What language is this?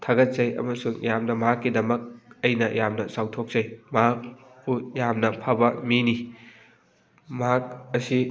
Manipuri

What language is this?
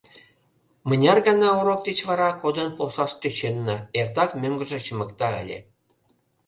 Mari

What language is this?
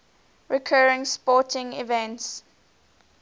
English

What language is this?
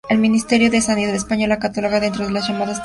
Spanish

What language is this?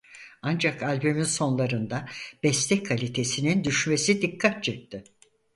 Turkish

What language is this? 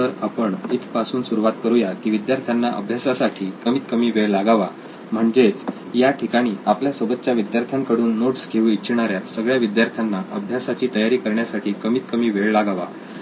Marathi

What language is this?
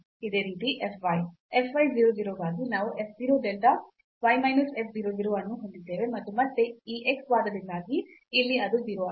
Kannada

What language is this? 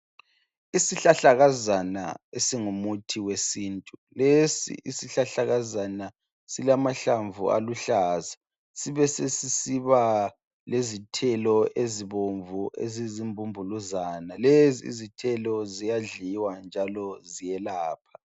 North Ndebele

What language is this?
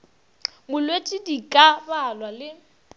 Northern Sotho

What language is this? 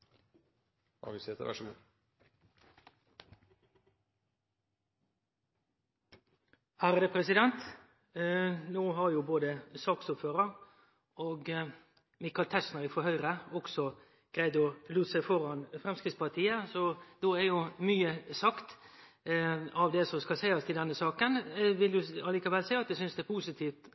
Norwegian Nynorsk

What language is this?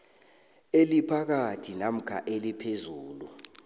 South Ndebele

